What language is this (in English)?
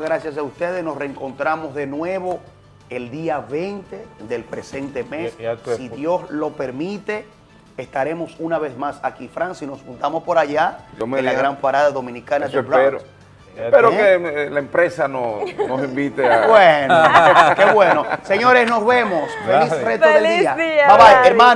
Spanish